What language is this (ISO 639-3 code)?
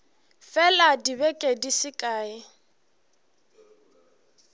nso